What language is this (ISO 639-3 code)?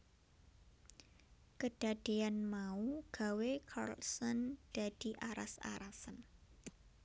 jav